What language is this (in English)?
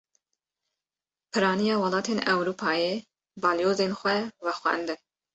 Kurdish